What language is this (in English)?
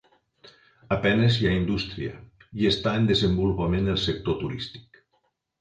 Catalan